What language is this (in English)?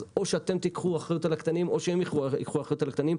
Hebrew